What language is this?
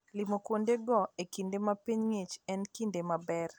Luo (Kenya and Tanzania)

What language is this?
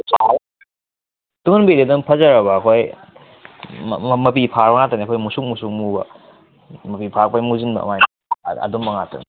Manipuri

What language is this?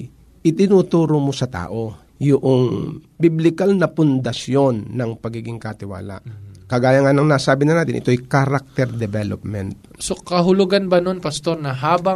Filipino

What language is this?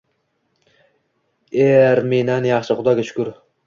Uzbek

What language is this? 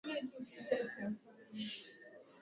Swahili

